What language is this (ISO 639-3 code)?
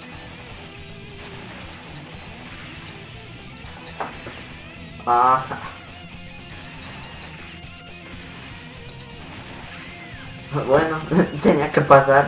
spa